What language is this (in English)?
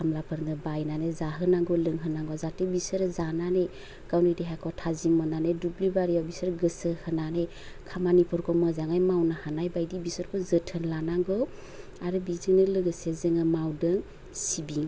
Bodo